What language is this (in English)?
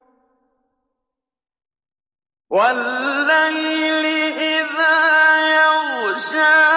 Arabic